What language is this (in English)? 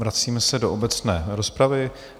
Czech